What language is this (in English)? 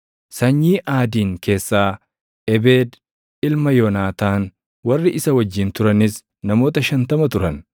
Oromo